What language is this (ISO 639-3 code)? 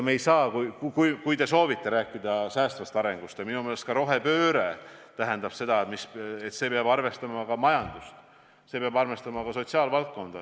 est